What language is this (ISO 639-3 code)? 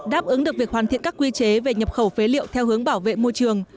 vie